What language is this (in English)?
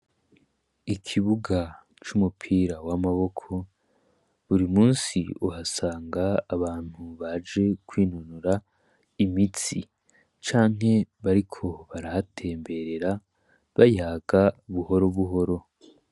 Rundi